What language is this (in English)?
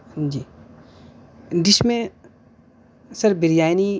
Urdu